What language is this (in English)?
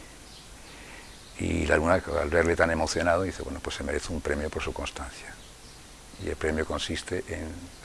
Spanish